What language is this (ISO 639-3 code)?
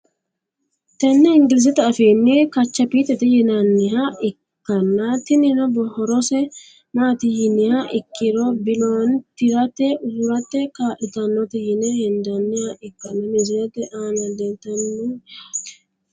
sid